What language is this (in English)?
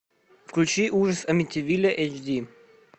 Russian